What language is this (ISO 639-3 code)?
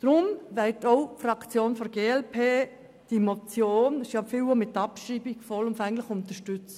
gsw